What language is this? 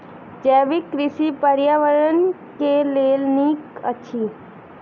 Maithili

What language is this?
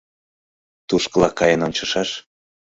Mari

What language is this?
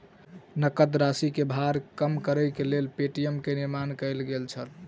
Maithili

